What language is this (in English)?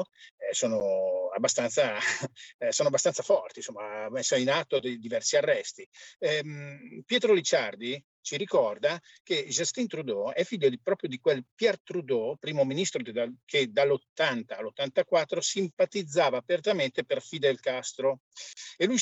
Italian